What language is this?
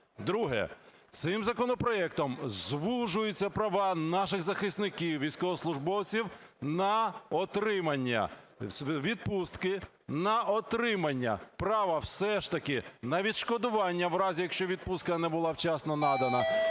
Ukrainian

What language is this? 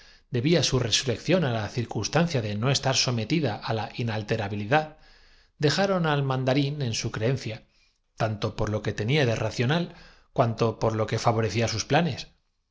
Spanish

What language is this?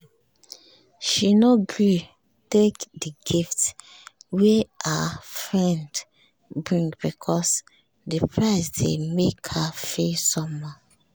Nigerian Pidgin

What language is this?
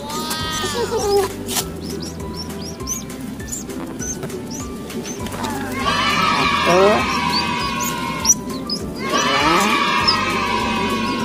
Indonesian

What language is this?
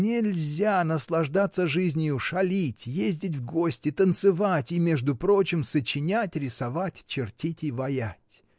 Russian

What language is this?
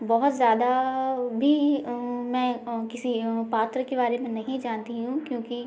Hindi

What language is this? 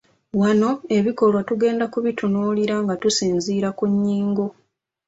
Ganda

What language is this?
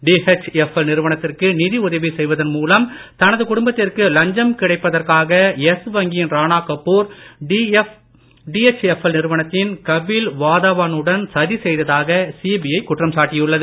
Tamil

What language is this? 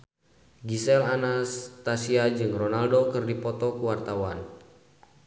Sundanese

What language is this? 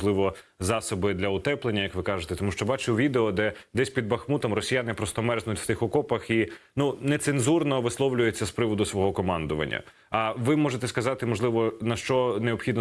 Ukrainian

